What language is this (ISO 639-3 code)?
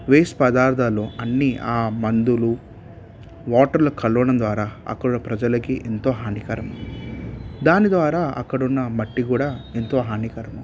tel